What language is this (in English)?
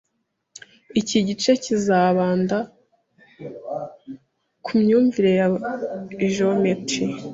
Kinyarwanda